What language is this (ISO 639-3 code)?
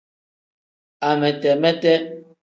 kdh